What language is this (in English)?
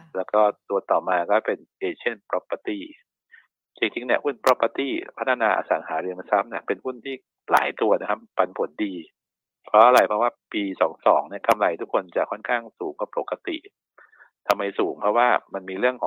Thai